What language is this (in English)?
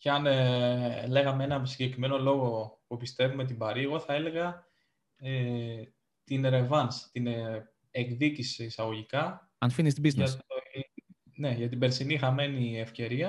Greek